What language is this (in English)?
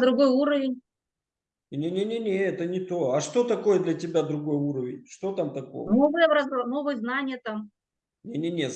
Russian